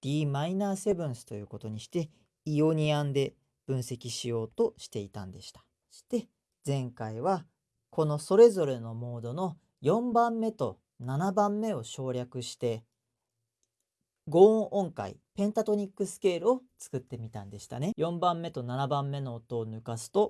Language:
Japanese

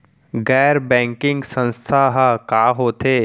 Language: Chhattisgarhi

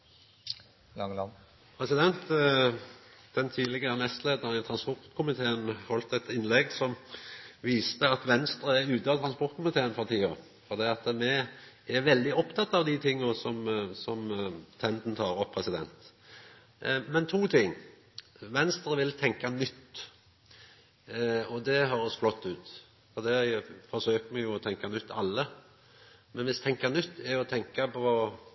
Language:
Norwegian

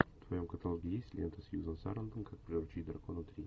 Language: Russian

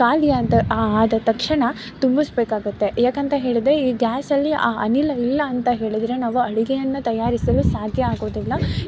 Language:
Kannada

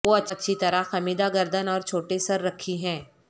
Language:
Urdu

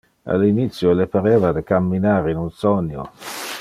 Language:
Interlingua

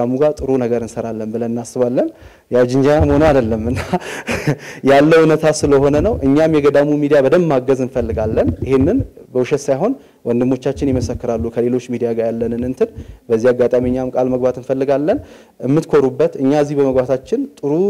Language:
Arabic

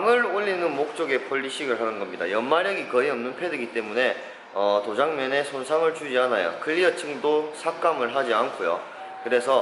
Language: Korean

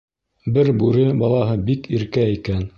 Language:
Bashkir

